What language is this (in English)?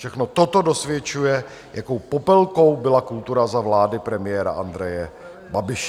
Czech